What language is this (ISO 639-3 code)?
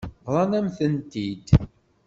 kab